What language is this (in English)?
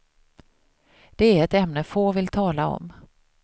Swedish